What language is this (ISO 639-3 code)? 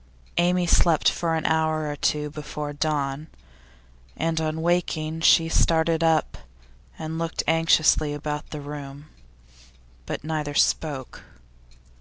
eng